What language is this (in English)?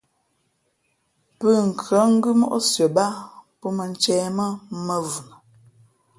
Fe'fe'